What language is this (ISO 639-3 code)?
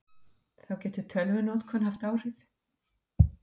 isl